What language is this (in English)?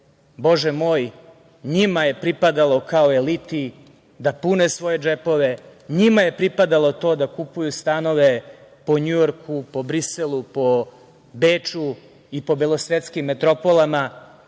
Serbian